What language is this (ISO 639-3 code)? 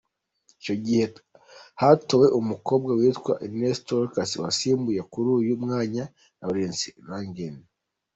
kin